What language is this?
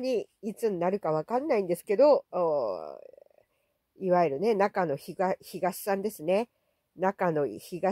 Japanese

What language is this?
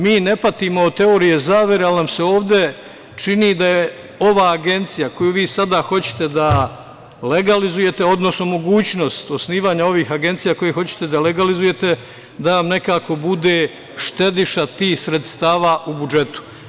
Serbian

